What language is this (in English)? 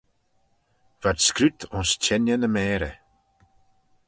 Manx